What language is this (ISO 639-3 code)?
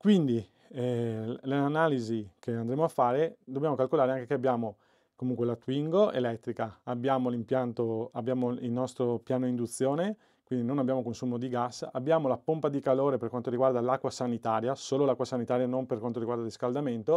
ita